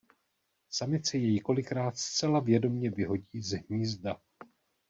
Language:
Czech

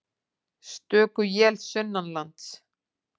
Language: Icelandic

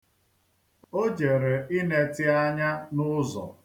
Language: Igbo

